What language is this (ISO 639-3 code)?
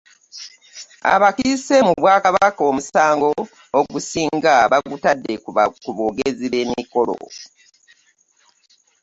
lug